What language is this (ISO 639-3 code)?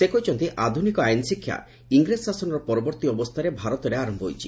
ori